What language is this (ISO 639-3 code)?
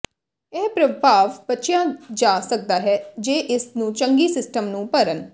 pan